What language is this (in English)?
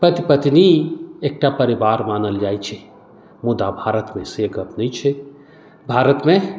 Maithili